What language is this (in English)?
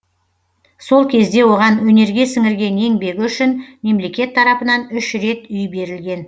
Kazakh